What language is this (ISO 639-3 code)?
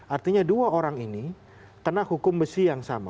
ind